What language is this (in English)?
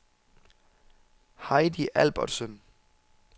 Danish